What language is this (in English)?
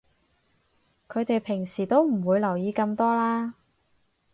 Cantonese